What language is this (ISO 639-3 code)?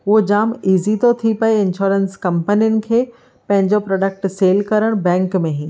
snd